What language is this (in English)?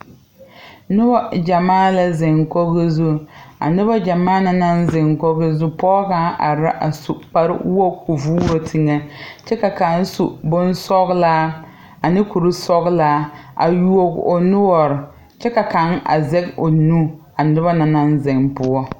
Southern Dagaare